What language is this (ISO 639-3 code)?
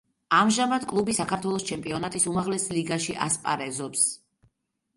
kat